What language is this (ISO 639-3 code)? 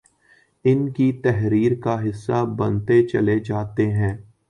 urd